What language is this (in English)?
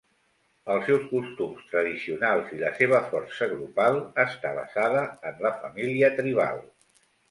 Catalan